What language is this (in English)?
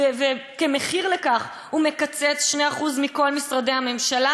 Hebrew